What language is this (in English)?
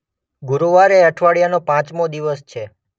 Gujarati